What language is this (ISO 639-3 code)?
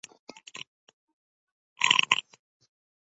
uzb